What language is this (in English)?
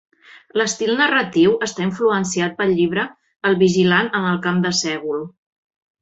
Catalan